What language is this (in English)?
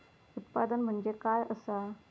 Marathi